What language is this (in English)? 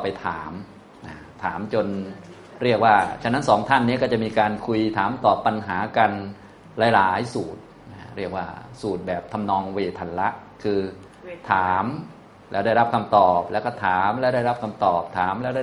Thai